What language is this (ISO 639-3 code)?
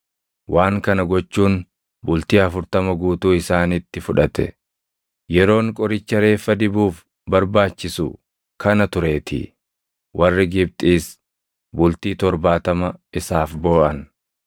orm